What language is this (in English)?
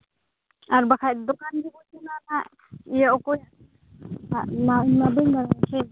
Santali